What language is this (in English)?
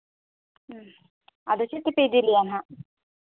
Santali